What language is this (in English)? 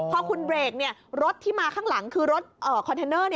Thai